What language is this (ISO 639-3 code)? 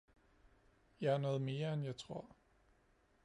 dan